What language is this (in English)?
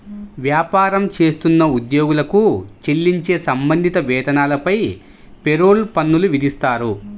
Telugu